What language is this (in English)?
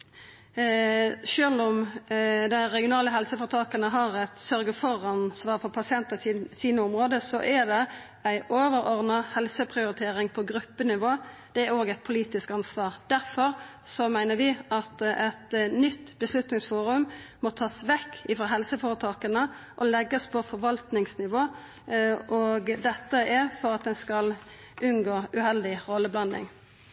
Norwegian Nynorsk